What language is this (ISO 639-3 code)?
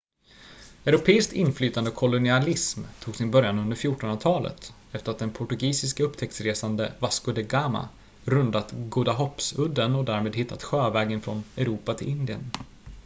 swe